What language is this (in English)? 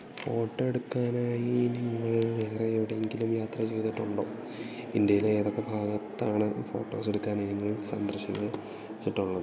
Malayalam